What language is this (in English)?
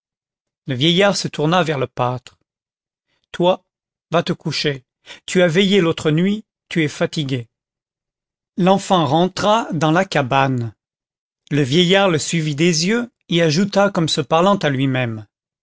French